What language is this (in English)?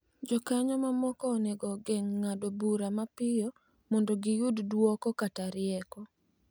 Luo (Kenya and Tanzania)